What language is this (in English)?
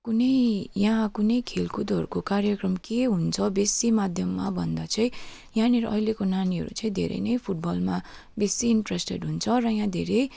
Nepali